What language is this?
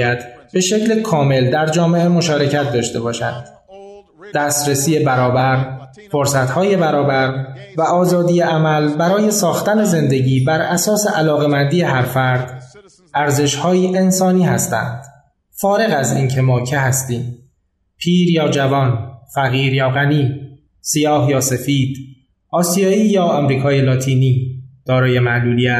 Persian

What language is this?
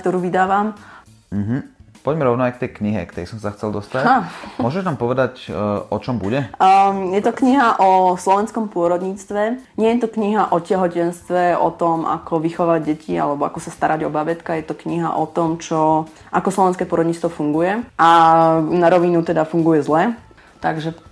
Slovak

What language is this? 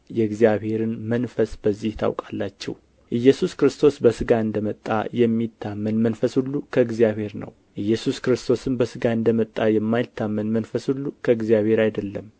Amharic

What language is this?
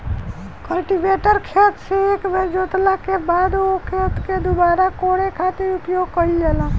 Bhojpuri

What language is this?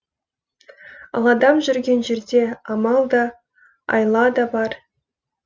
Kazakh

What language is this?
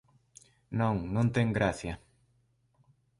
Galician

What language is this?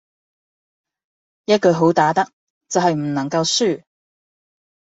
Cantonese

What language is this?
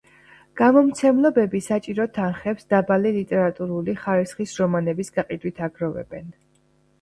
Georgian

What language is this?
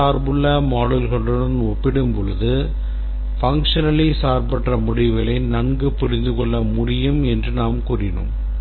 Tamil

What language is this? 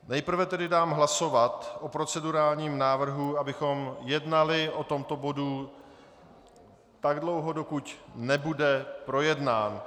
Czech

